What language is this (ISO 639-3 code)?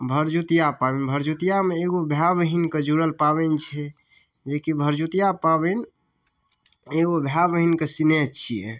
mai